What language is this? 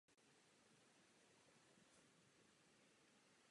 Czech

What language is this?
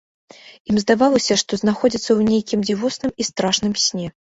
Belarusian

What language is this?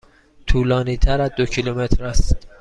Persian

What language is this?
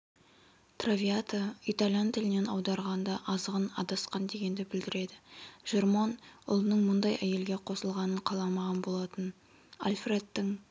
Kazakh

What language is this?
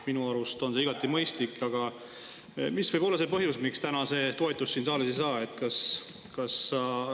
Estonian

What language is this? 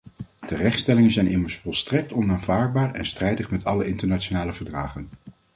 Dutch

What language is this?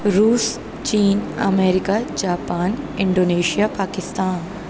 Urdu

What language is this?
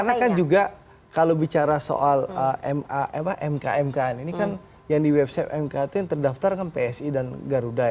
Indonesian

